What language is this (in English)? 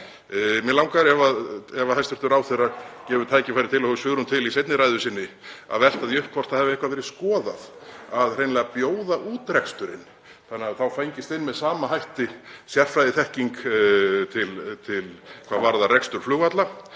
Icelandic